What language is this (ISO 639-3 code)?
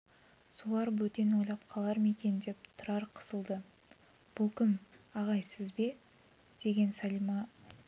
kaz